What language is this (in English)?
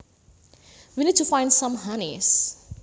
Javanese